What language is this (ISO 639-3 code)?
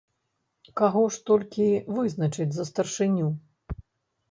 bel